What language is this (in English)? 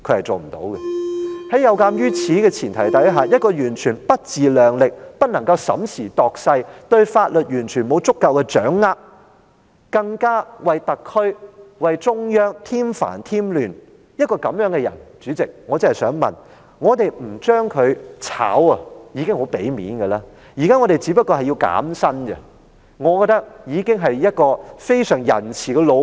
Cantonese